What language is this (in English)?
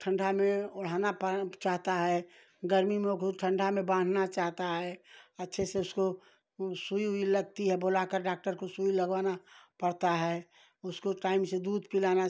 Hindi